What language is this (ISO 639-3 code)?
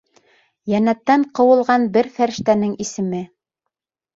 bak